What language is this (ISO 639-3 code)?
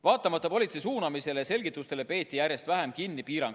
est